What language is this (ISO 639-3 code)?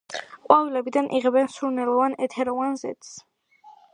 kat